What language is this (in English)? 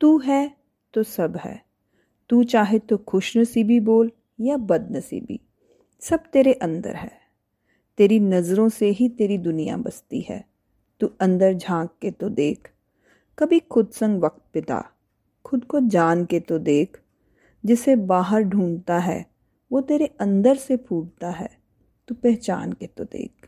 Hindi